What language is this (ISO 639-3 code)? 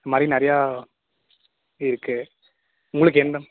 tam